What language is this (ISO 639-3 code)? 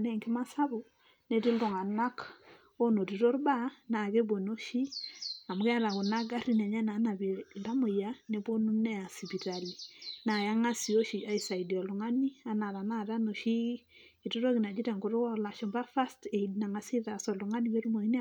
mas